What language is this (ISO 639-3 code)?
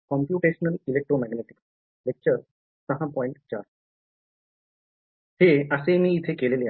mar